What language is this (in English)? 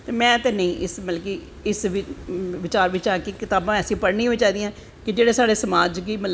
Dogri